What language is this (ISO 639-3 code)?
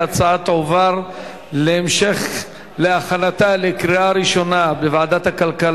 heb